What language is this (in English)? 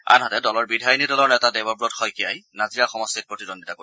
Assamese